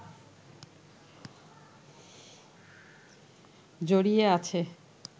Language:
Bangla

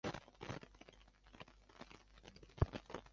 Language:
Chinese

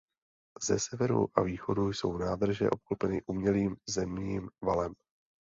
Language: Czech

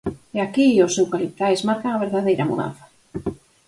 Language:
Galician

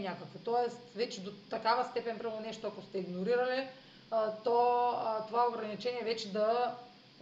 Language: Bulgarian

